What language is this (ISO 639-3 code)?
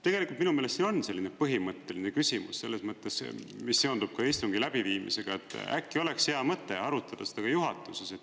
est